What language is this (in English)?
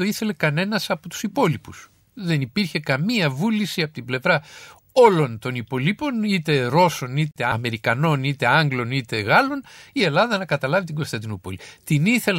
Greek